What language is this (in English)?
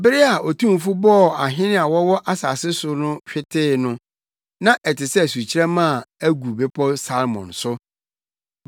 Akan